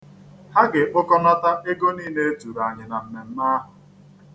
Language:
Igbo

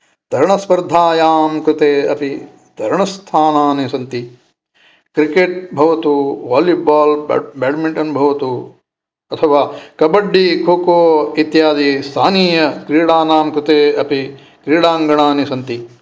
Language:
Sanskrit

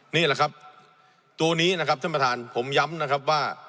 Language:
Thai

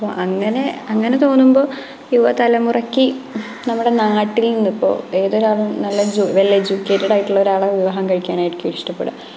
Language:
Malayalam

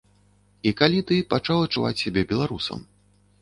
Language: Belarusian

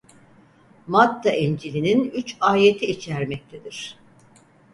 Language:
Turkish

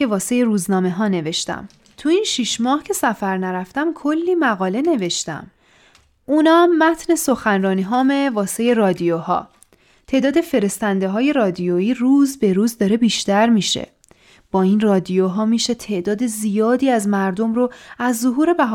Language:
Persian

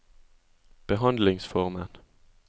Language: Norwegian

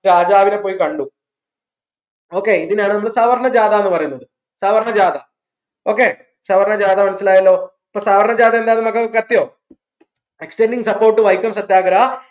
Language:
Malayalam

